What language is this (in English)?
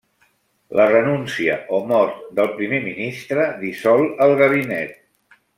Catalan